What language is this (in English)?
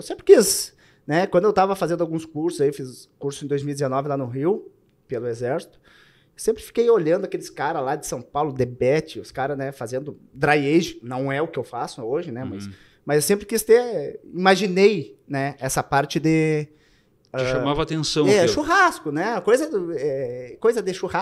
Portuguese